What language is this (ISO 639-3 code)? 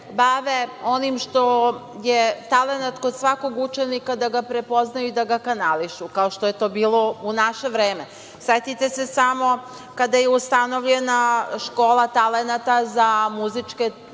srp